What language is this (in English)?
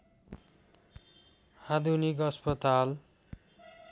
Nepali